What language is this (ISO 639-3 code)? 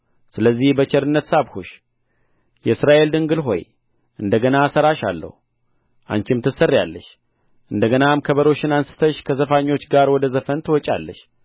amh